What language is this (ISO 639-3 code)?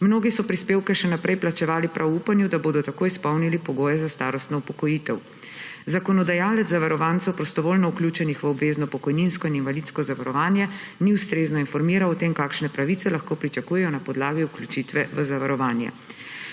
slv